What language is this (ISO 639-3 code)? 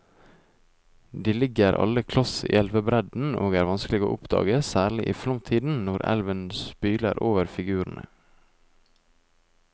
nor